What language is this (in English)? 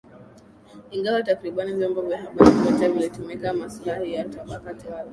Swahili